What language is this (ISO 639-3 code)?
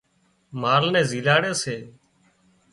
kxp